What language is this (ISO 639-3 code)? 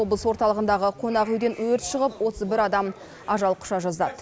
kaz